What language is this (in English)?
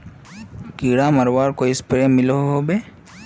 Magahi